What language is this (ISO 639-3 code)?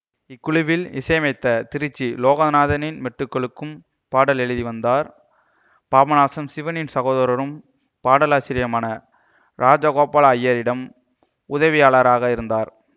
tam